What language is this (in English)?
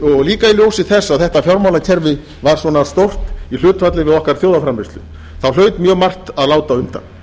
Icelandic